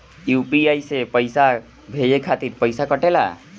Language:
Bhojpuri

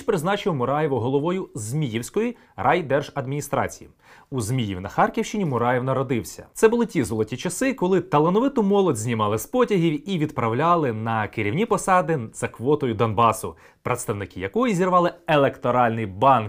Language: Ukrainian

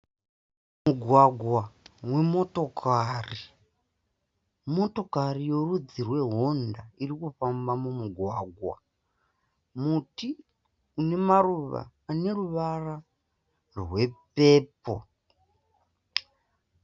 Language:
Shona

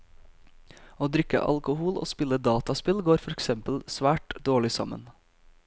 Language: Norwegian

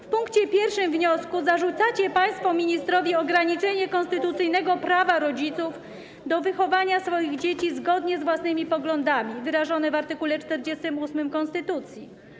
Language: Polish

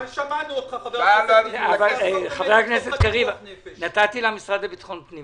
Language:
Hebrew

